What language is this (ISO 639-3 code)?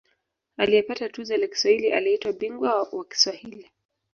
swa